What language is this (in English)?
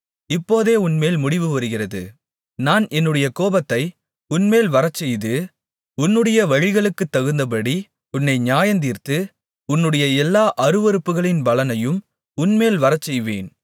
Tamil